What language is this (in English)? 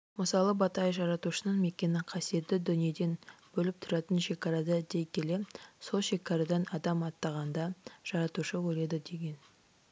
Kazakh